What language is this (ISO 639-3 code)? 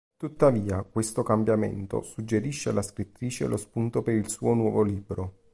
ita